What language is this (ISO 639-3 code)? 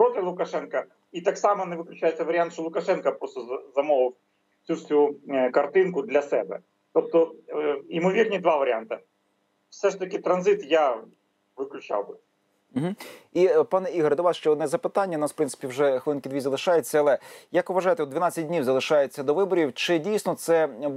ukr